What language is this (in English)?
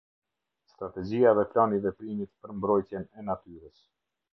Albanian